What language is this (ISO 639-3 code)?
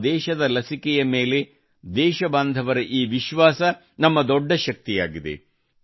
kan